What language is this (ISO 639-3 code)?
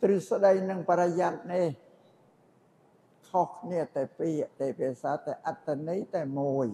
tha